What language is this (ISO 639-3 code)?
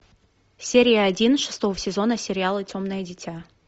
rus